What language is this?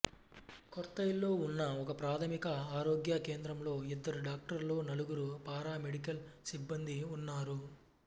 Telugu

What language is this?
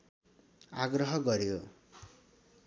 Nepali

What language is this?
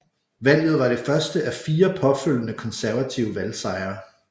Danish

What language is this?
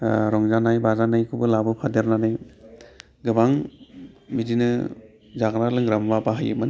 Bodo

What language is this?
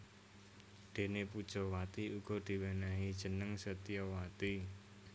Javanese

